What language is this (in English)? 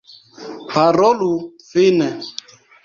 Esperanto